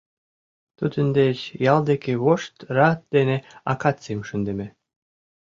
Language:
Mari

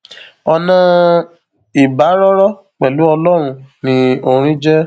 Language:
Yoruba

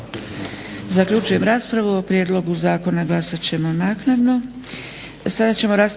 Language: Croatian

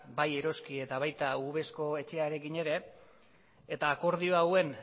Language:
Basque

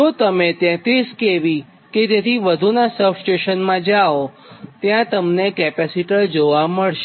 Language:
Gujarati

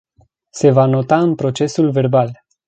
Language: Romanian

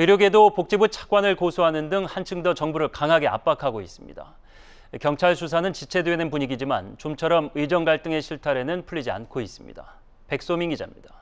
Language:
Korean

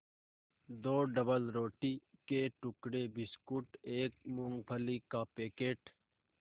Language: Hindi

